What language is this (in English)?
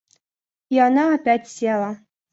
Russian